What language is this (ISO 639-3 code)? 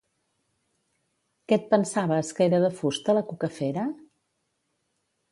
cat